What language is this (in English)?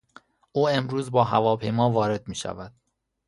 Persian